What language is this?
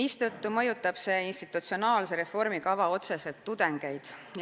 Estonian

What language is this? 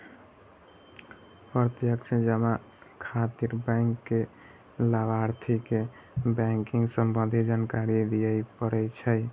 Maithili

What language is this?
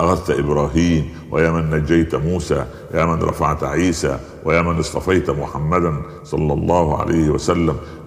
Arabic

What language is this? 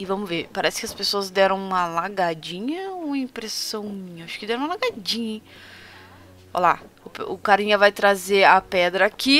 Portuguese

